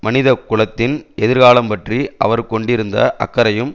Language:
Tamil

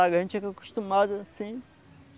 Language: Portuguese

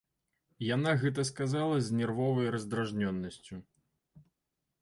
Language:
Belarusian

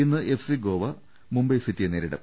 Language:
Malayalam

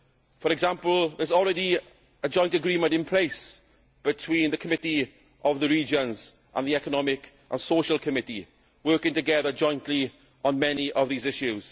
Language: English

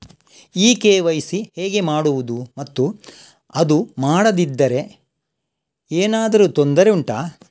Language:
Kannada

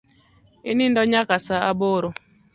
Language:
Luo (Kenya and Tanzania)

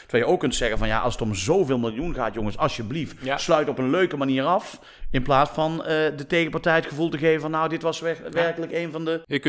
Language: Dutch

